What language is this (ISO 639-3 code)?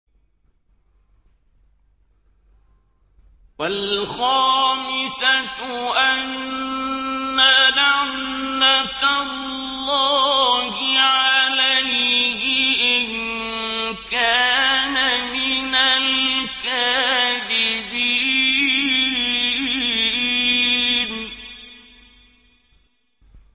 ara